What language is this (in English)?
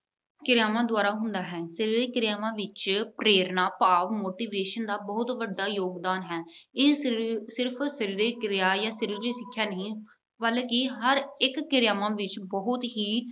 Punjabi